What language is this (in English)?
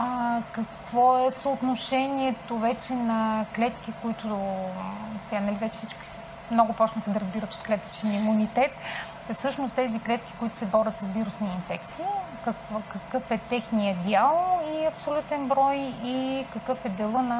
Bulgarian